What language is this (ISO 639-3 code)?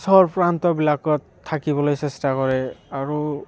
asm